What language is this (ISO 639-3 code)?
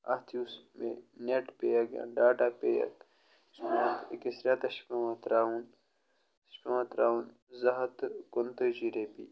kas